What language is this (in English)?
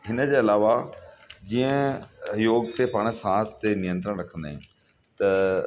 Sindhi